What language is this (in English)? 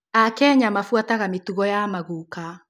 Kikuyu